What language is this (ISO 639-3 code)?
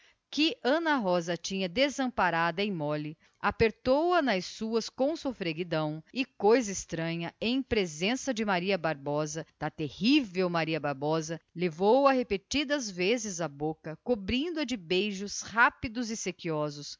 por